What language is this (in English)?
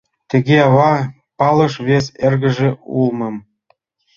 Mari